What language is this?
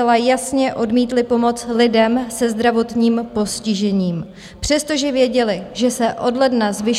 Czech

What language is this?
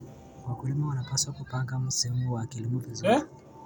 Kalenjin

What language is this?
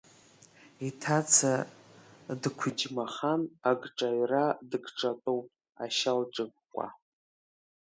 Abkhazian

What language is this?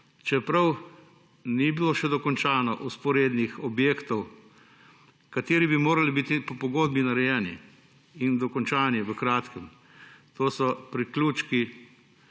Slovenian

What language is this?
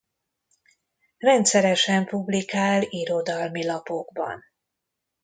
Hungarian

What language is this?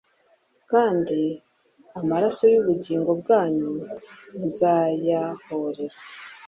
Kinyarwanda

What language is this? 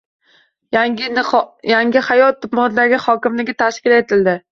Uzbek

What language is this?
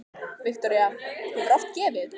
Icelandic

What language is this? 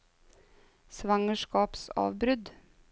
Norwegian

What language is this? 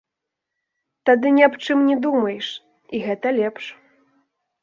Belarusian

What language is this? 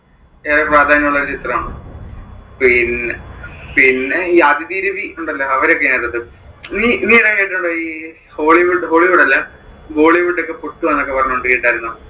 Malayalam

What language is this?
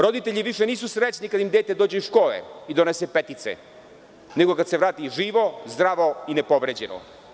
Serbian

